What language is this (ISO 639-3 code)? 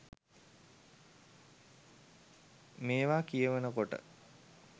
sin